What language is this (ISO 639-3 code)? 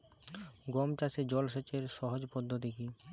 ben